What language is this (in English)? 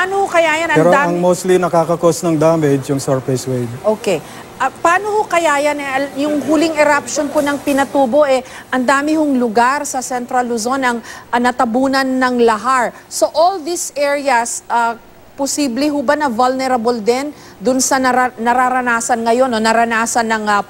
Filipino